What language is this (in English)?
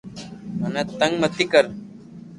Loarki